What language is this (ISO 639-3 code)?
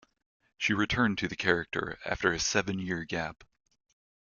eng